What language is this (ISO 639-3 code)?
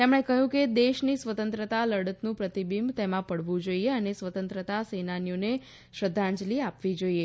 guj